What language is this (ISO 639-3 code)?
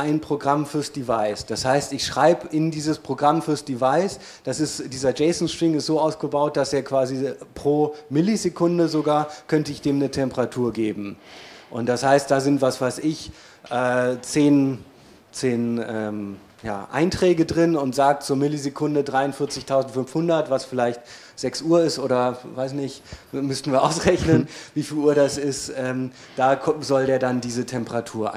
deu